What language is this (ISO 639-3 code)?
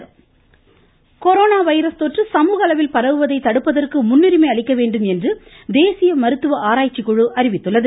tam